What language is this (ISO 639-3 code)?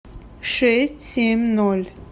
rus